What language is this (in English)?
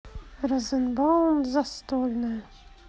Russian